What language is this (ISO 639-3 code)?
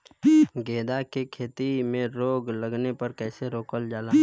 bho